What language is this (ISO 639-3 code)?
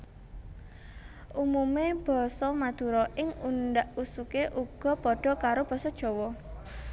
jav